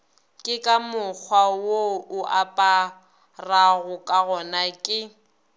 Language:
Northern Sotho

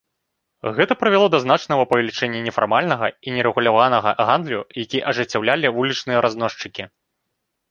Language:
Belarusian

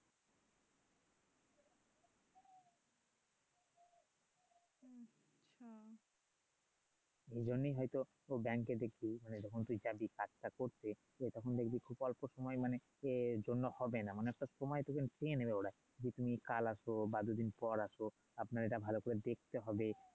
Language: Bangla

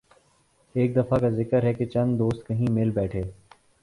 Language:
Urdu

